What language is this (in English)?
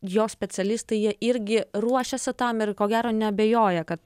Lithuanian